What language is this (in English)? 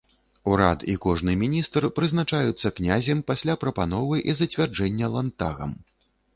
Belarusian